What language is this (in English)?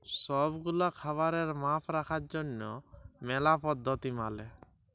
Bangla